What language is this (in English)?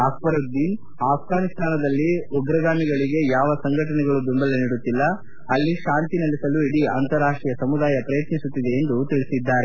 Kannada